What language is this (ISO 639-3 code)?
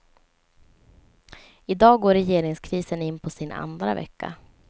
swe